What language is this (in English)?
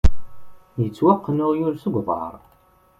Kabyle